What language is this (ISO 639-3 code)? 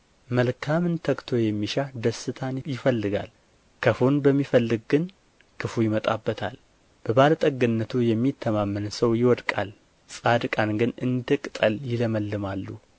amh